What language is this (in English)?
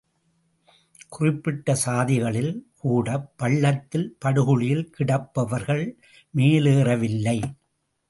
Tamil